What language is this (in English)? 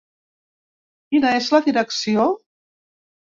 Catalan